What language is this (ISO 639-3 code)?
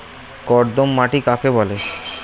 ben